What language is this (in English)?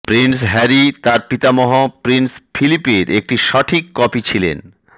Bangla